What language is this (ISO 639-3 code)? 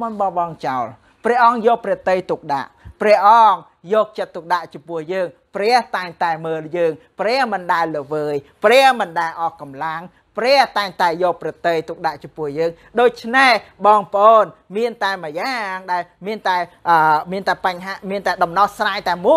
tha